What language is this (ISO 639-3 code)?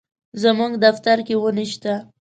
pus